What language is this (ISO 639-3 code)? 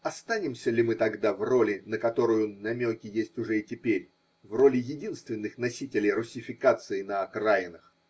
rus